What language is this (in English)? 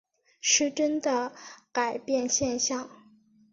Chinese